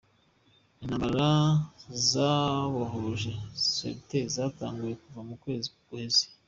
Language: Kinyarwanda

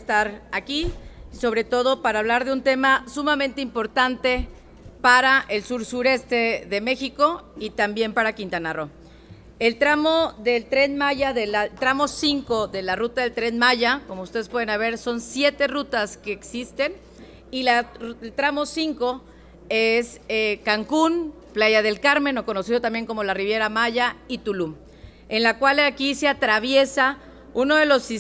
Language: Spanish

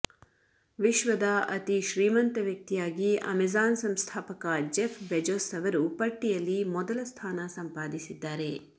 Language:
Kannada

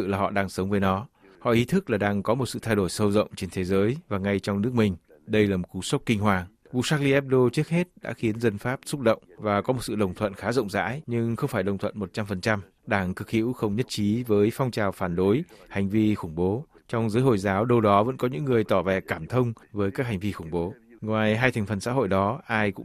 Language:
Vietnamese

